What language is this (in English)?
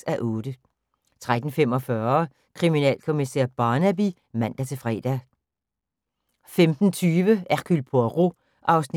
Danish